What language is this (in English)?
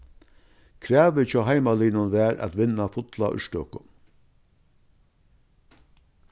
Faroese